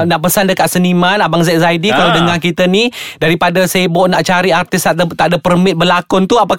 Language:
Malay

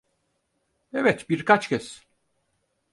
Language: Turkish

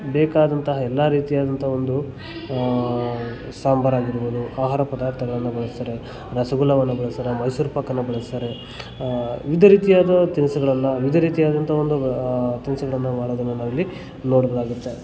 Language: Kannada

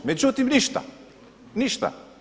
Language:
Croatian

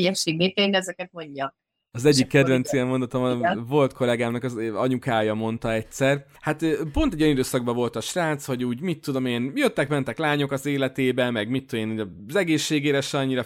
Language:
Hungarian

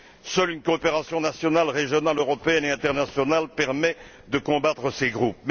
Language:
French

